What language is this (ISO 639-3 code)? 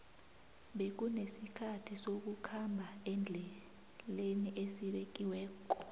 nbl